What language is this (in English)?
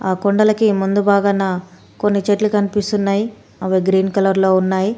Telugu